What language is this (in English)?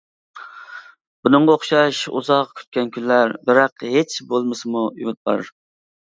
Uyghur